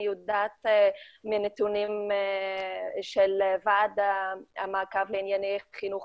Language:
Hebrew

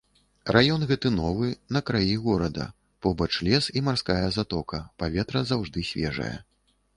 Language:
Belarusian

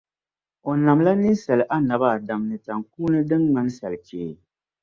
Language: Dagbani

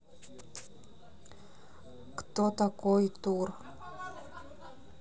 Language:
Russian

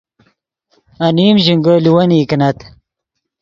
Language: Yidgha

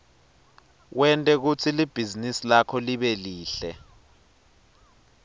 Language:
Swati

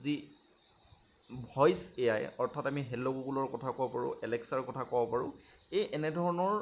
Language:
Assamese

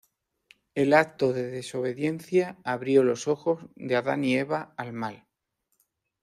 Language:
Spanish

